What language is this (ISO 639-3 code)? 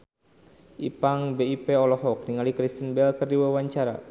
sun